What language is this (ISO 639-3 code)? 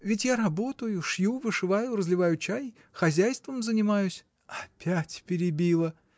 rus